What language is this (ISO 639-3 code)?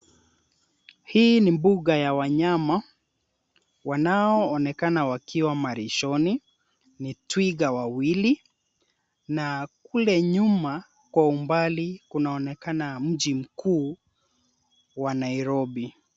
swa